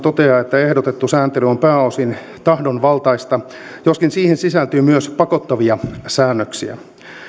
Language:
Finnish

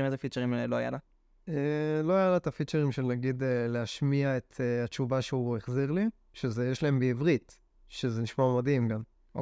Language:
Hebrew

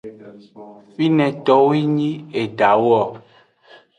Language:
Aja (Benin)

